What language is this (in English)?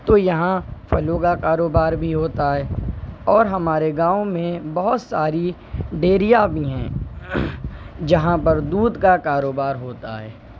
Urdu